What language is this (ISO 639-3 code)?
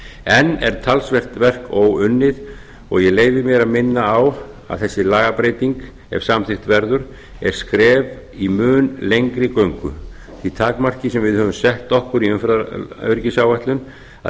isl